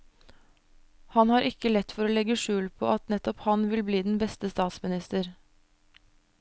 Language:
Norwegian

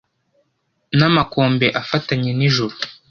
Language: Kinyarwanda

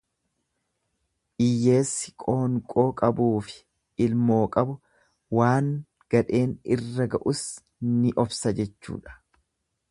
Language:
Oromo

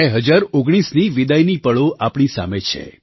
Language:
Gujarati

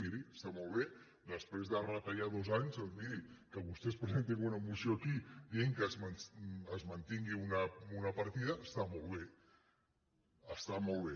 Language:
Catalan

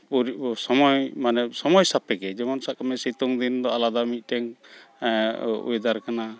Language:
Santali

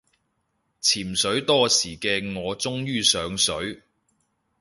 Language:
Cantonese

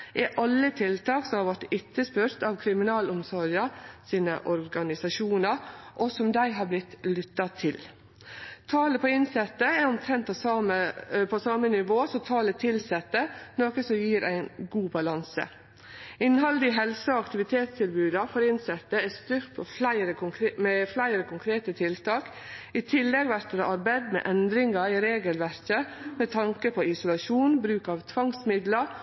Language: Norwegian Nynorsk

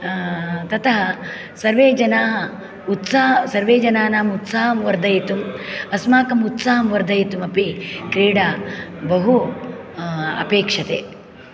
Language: Sanskrit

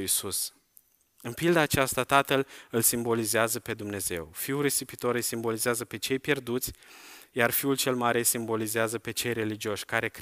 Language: Romanian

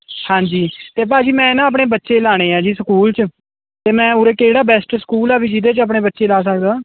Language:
Punjabi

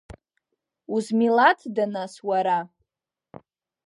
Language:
Abkhazian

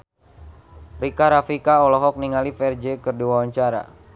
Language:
Sundanese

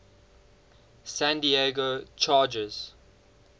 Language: English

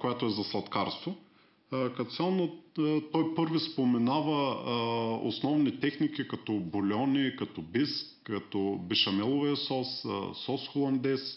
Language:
Bulgarian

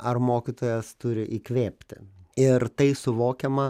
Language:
Lithuanian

